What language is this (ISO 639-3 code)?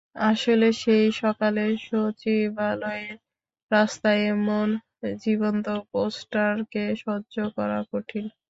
ben